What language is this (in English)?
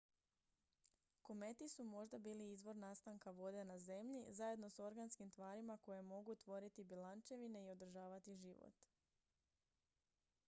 Croatian